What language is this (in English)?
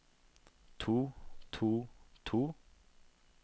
Norwegian